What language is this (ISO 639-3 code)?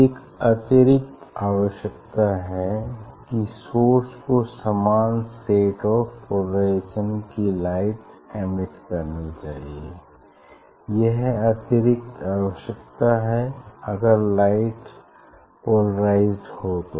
hin